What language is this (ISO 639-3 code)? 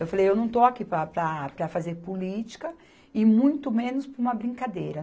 por